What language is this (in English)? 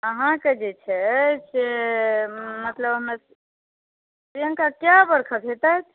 Maithili